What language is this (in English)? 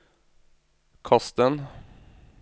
Norwegian